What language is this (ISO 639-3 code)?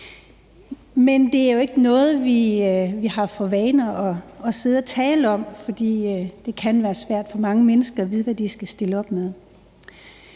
dan